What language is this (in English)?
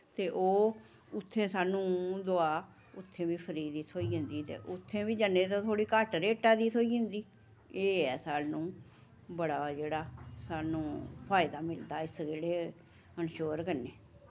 Dogri